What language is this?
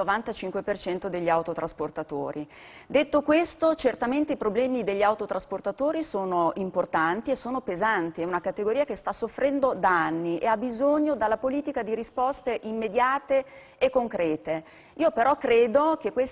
Italian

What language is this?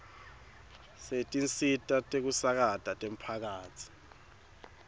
Swati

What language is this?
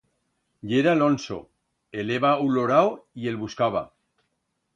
Aragonese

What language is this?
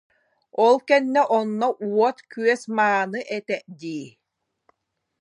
Yakut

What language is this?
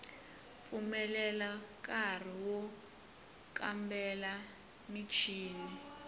Tsonga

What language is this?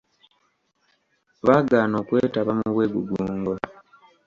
Ganda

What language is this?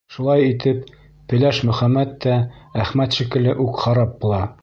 Bashkir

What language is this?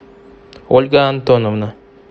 Russian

